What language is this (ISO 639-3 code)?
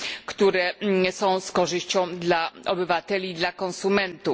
pol